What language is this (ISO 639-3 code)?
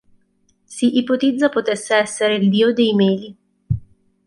ita